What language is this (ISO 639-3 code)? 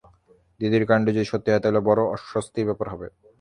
ben